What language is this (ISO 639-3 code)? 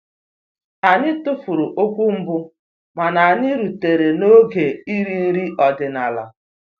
ibo